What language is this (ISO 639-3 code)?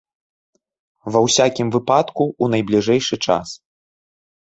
bel